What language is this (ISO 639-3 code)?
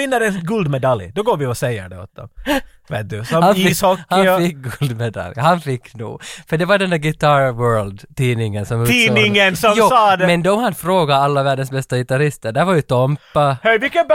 swe